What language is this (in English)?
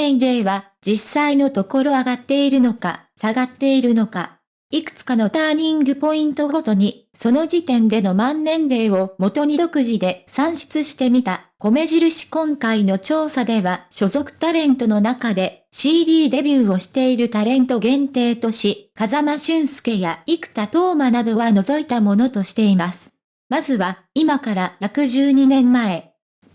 Japanese